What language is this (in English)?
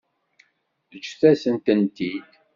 Kabyle